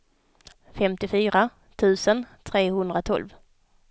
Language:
Swedish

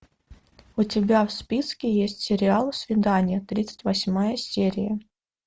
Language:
Russian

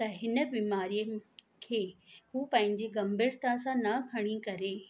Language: Sindhi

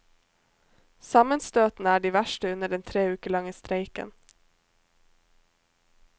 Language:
Norwegian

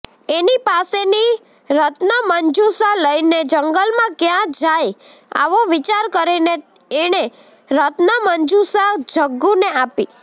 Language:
Gujarati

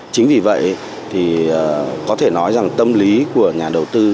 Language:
Vietnamese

